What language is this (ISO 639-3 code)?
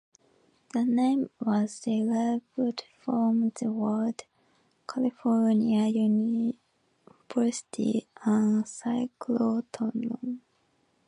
eng